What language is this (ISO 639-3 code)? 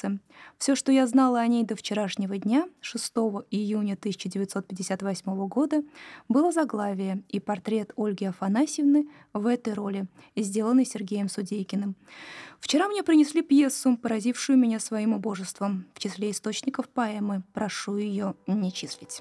rus